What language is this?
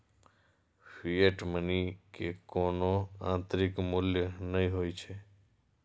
Maithili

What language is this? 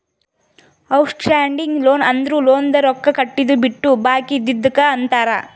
Kannada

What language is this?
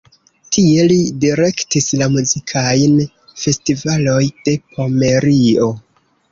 Esperanto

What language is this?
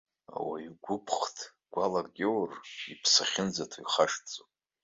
Abkhazian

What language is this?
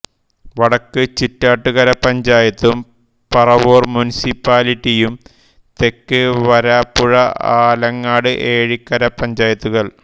Malayalam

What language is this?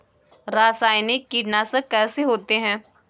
Hindi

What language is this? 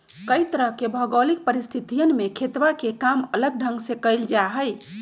Magahi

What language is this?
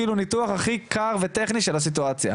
Hebrew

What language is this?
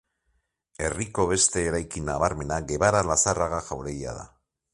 Basque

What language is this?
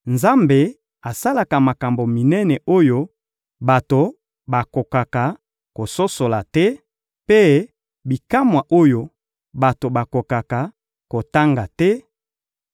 Lingala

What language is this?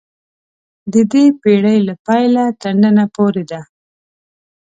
Pashto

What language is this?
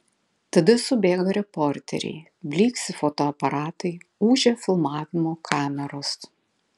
Lithuanian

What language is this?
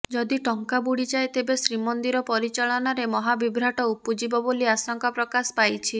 Odia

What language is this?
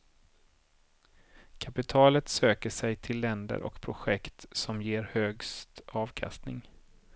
Swedish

